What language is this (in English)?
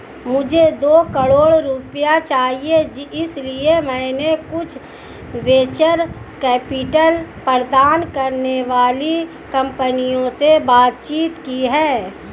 Hindi